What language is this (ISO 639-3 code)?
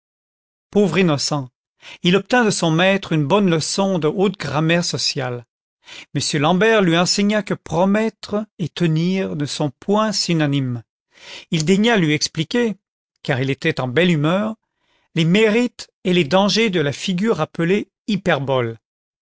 fra